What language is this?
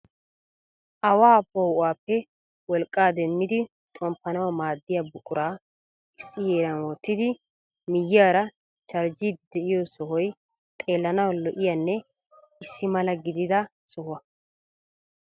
Wolaytta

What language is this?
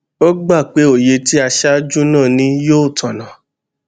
Yoruba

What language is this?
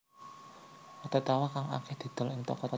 Javanese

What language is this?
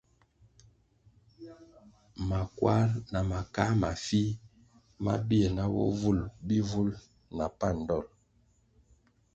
Kwasio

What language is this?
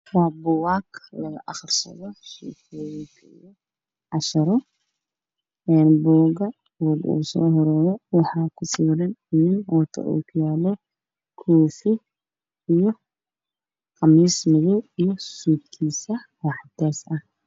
Somali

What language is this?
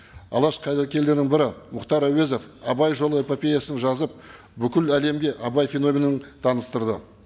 Kazakh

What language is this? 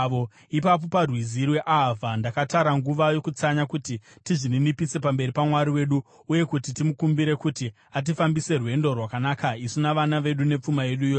Shona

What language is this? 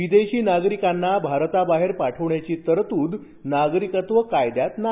Marathi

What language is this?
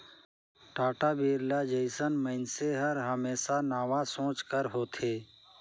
Chhattisgarhi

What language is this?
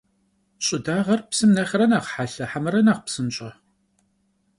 Kabardian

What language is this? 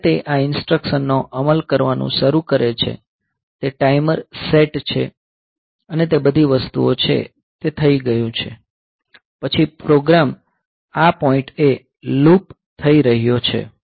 Gujarati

